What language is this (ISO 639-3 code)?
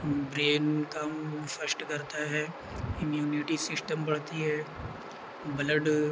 urd